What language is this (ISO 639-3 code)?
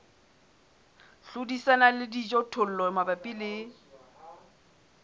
sot